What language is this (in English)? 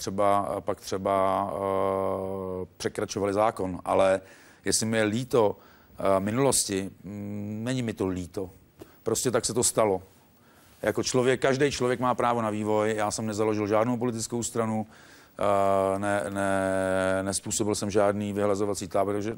Czech